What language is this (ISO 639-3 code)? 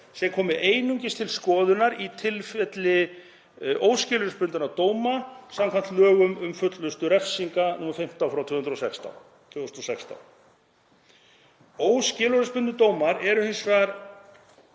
isl